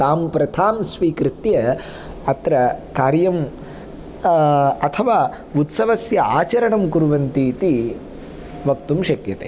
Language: Sanskrit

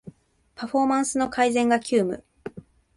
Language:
Japanese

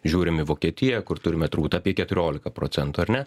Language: Lithuanian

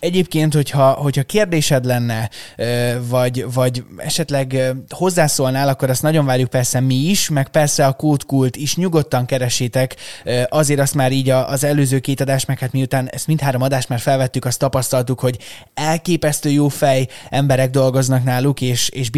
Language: Hungarian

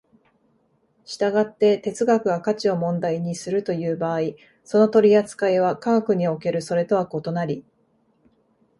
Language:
Japanese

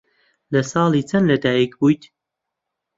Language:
Central Kurdish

